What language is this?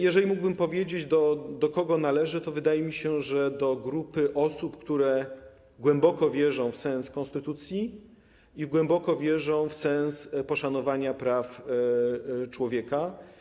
Polish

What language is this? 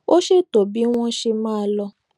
Yoruba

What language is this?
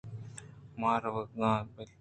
Eastern Balochi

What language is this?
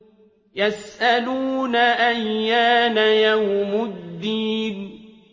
Arabic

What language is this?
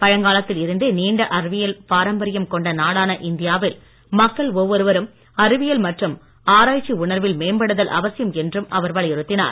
Tamil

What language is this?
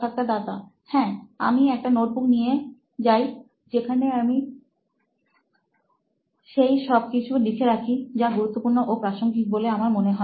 Bangla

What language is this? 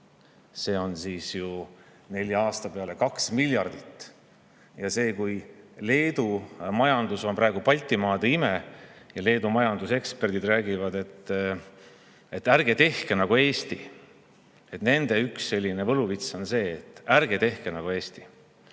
Estonian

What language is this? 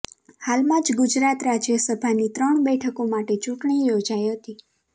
Gujarati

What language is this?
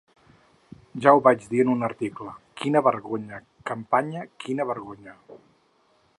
Catalan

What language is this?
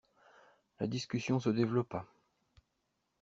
French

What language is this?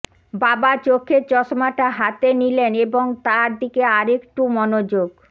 Bangla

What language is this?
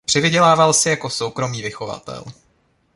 Czech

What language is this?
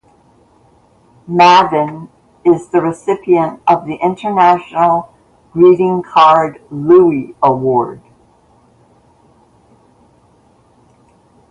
English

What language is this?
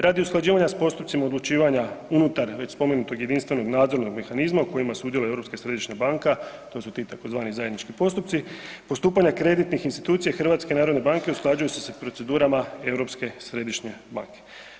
Croatian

